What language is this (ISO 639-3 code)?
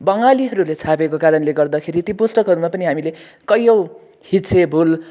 nep